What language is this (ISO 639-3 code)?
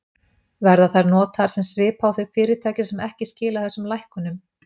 isl